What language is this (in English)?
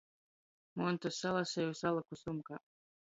Latgalian